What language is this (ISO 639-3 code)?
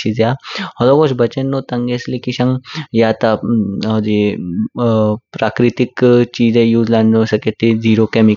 kfk